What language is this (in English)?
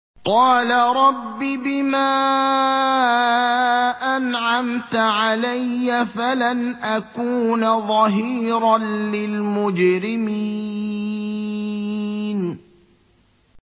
Arabic